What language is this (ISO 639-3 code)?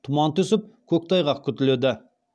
kaz